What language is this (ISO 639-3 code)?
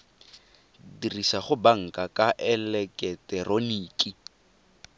tsn